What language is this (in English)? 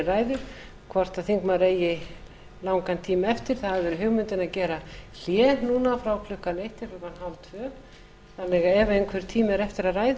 Icelandic